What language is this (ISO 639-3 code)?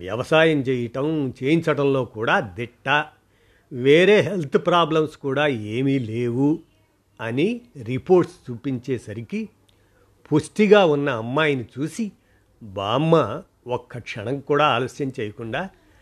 tel